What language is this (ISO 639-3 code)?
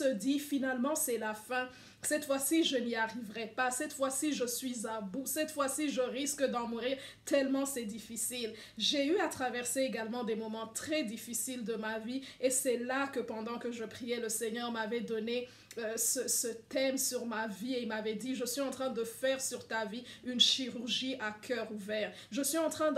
fra